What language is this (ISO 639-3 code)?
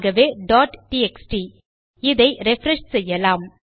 tam